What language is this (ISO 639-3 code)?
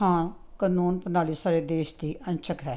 pan